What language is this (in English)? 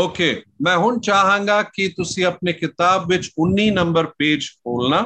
Hindi